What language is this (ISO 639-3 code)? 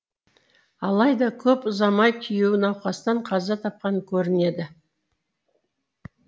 kaz